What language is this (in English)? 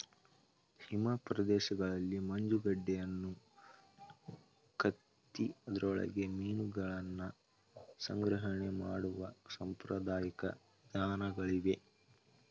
Kannada